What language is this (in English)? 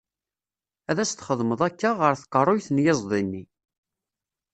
Kabyle